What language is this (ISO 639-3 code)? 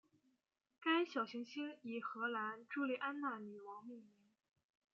zho